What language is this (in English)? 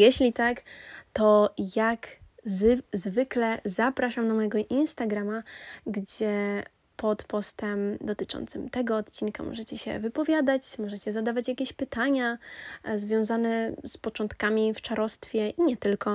Polish